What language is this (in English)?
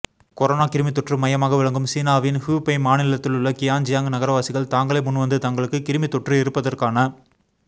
Tamil